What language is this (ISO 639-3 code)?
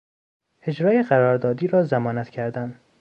fas